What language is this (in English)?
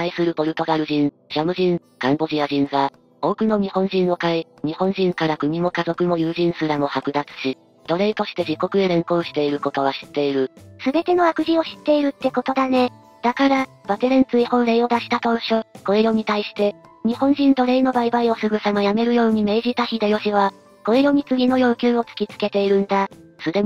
Japanese